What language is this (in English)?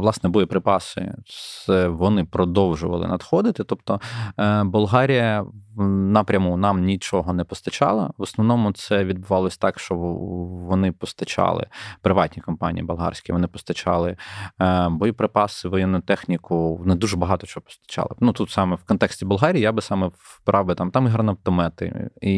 Ukrainian